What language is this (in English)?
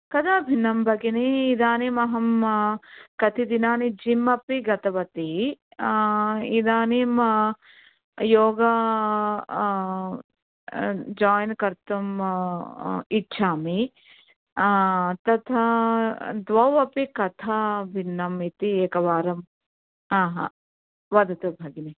Sanskrit